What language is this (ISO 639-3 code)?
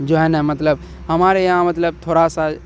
urd